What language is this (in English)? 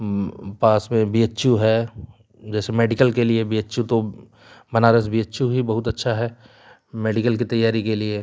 Hindi